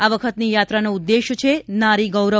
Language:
Gujarati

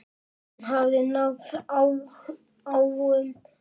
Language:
Icelandic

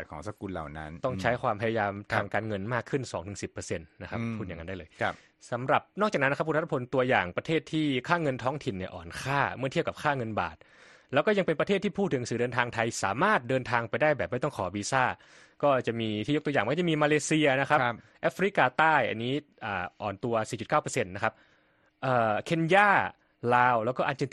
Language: Thai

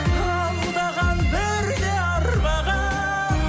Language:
Kazakh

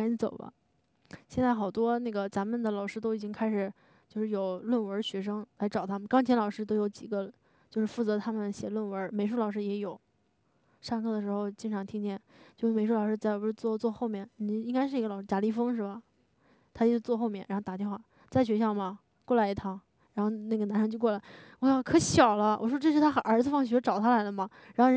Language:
Chinese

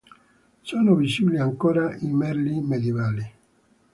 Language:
Italian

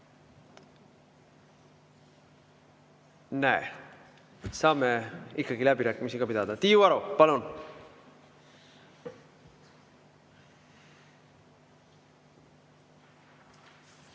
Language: Estonian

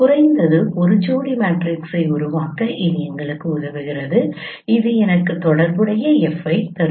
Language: Tamil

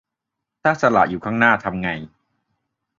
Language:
Thai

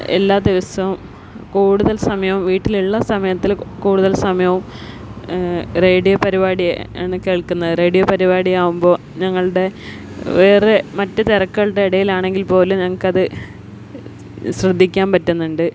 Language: Malayalam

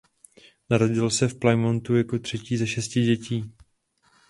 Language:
Czech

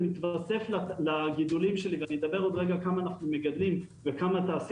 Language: Hebrew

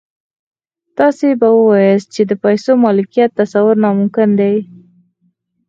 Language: Pashto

